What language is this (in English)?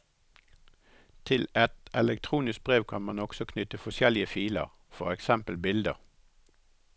Norwegian